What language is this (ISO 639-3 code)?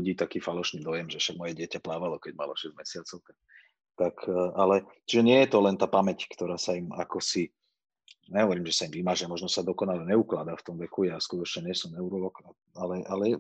slk